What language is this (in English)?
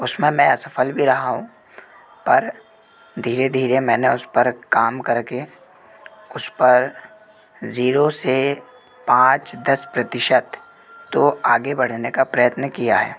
Hindi